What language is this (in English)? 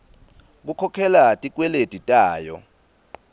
Swati